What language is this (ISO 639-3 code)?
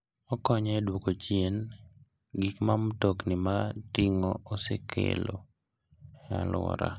luo